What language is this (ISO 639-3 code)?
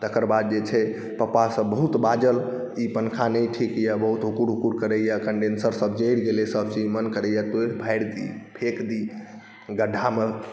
mai